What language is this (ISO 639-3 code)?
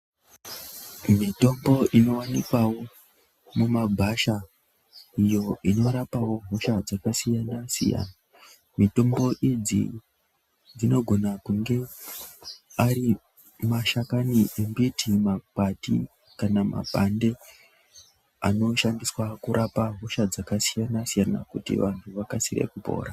ndc